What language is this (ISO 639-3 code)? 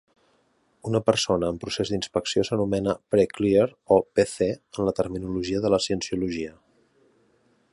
cat